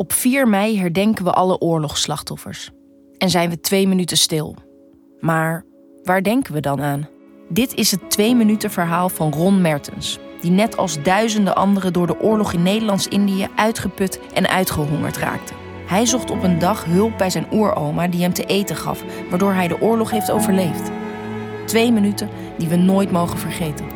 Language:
Dutch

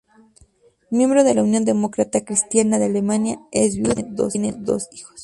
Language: Spanish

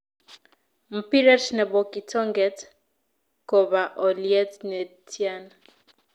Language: Kalenjin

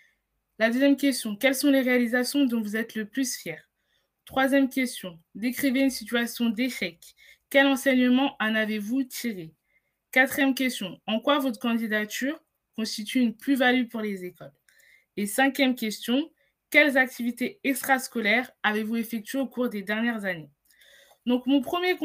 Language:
French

